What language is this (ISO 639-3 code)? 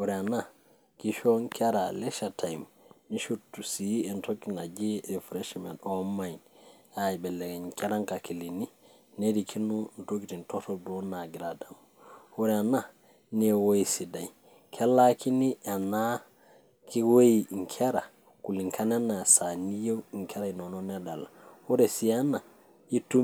mas